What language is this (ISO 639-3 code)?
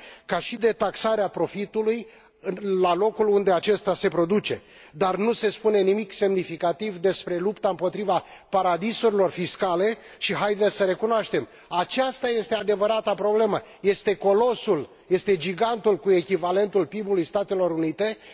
ron